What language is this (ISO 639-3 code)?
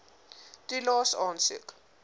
afr